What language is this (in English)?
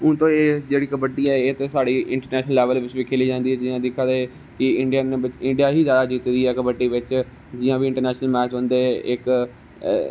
Dogri